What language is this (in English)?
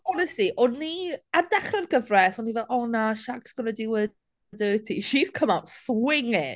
Welsh